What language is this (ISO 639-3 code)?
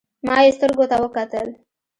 pus